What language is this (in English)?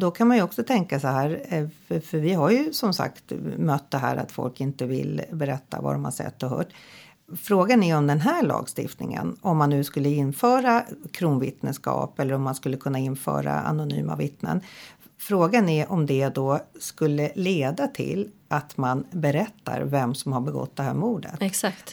Swedish